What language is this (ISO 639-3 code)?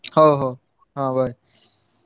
ori